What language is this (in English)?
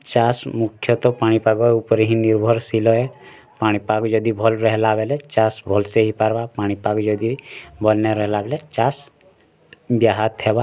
Odia